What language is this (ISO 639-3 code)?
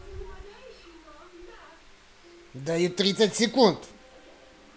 rus